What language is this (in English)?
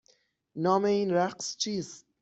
Persian